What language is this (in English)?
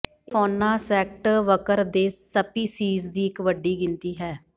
Punjabi